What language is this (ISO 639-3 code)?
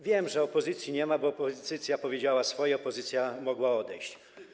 pol